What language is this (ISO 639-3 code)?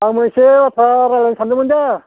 brx